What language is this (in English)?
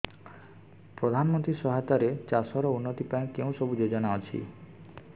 Odia